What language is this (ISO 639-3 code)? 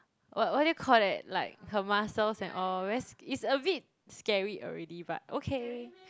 eng